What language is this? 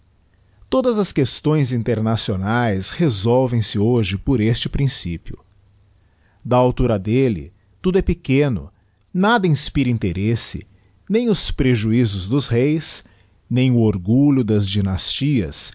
Portuguese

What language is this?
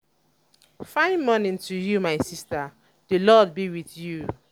Nigerian Pidgin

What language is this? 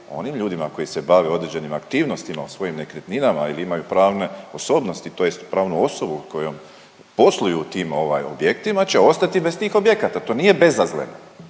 Croatian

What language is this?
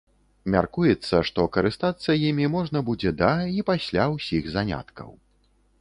Belarusian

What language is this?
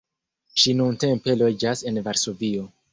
Esperanto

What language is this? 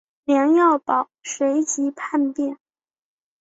Chinese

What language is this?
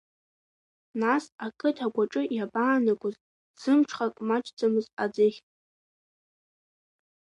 Abkhazian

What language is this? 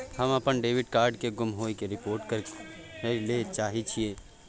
Maithili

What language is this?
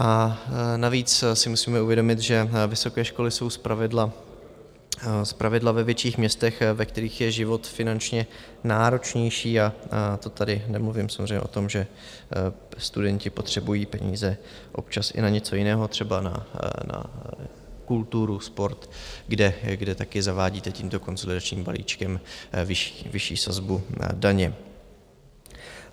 Czech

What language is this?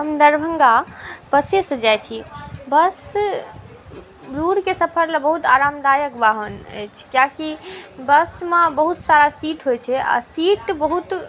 Maithili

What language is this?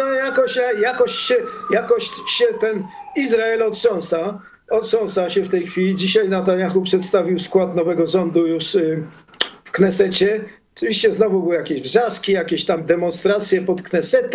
Polish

